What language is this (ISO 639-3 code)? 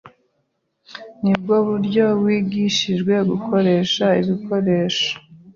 kin